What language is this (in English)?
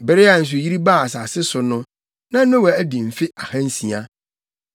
Akan